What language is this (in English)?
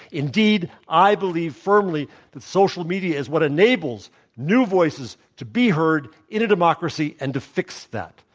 English